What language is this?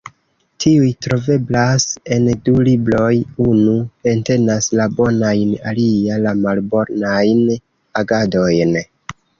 Esperanto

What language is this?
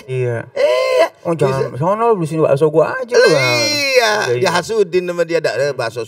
Indonesian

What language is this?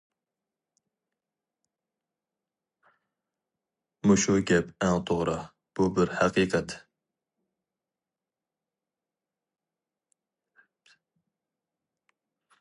Uyghur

